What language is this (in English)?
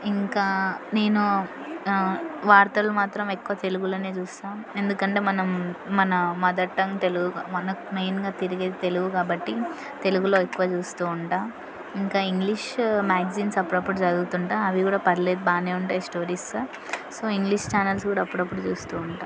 Telugu